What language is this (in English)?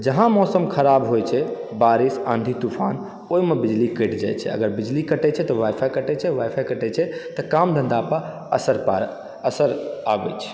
Maithili